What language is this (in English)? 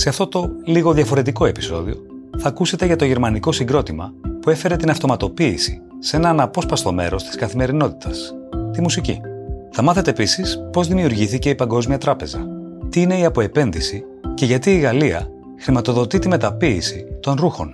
Greek